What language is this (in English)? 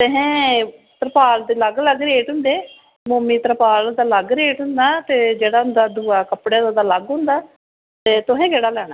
Dogri